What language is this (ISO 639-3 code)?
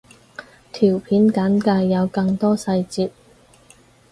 yue